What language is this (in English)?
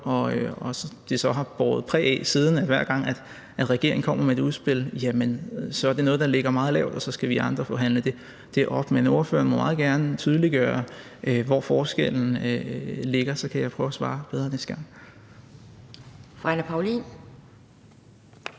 Danish